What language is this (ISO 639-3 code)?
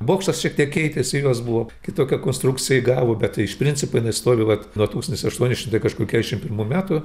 lit